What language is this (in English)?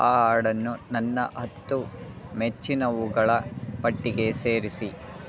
Kannada